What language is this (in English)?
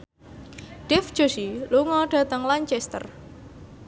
Javanese